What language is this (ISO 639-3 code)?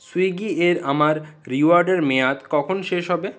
ben